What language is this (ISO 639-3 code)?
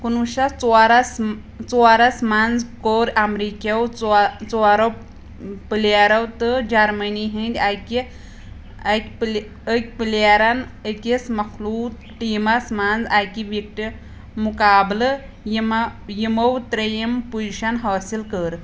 kas